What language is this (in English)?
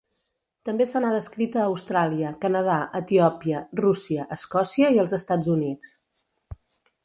Catalan